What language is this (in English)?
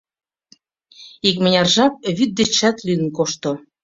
Mari